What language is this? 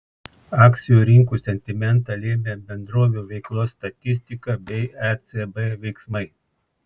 Lithuanian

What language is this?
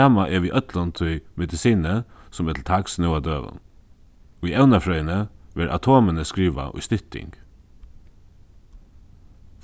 Faroese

